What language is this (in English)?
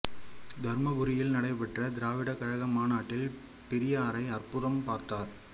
Tamil